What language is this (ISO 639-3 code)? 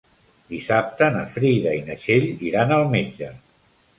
cat